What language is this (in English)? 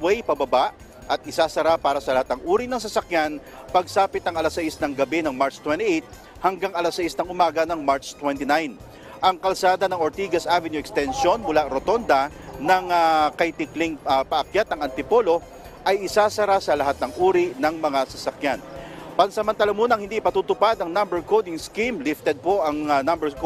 Filipino